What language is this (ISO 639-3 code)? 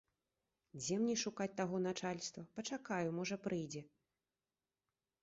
bel